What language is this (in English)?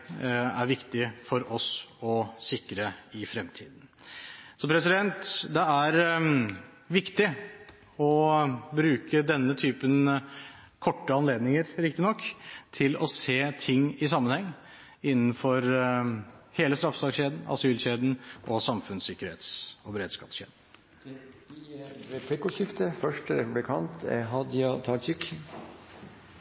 Norwegian